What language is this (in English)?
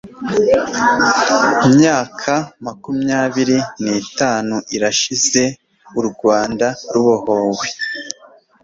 Kinyarwanda